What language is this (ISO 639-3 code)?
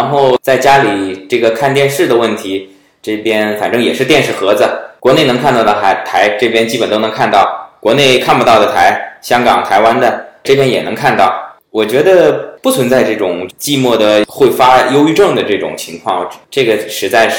zho